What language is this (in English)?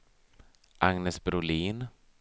Swedish